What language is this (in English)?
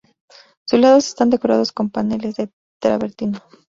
Spanish